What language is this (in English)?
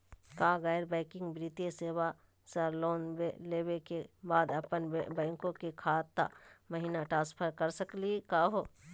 Magahi